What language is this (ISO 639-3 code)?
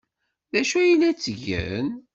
kab